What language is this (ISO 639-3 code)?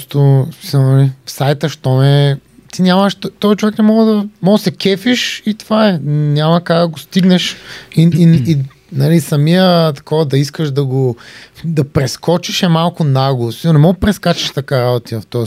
bul